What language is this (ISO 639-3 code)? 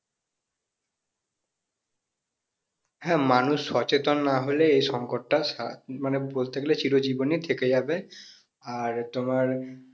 ben